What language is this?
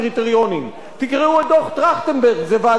Hebrew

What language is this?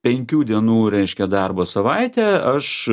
Lithuanian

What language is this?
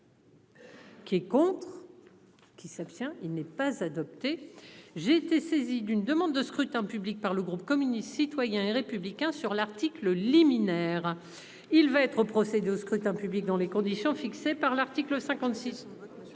French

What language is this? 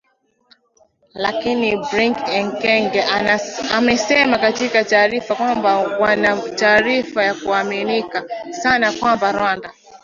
Swahili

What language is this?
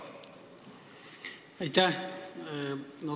Estonian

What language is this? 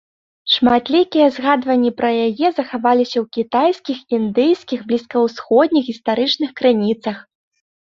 Belarusian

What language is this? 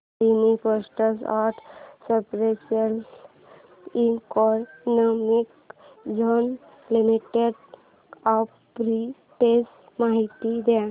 Marathi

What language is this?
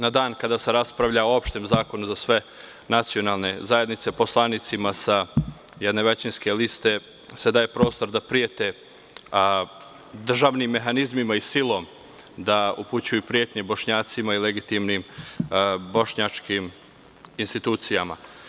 Serbian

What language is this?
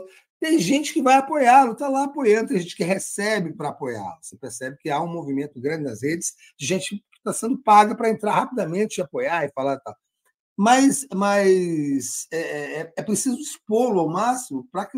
Portuguese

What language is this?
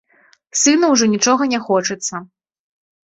Belarusian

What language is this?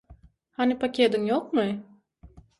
Turkmen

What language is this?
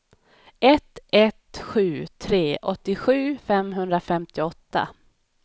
Swedish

